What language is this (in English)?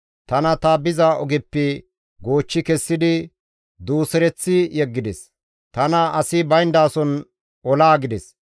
Gamo